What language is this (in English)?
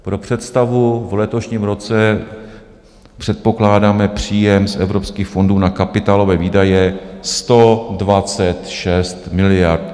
Czech